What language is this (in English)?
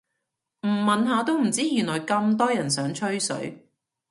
Cantonese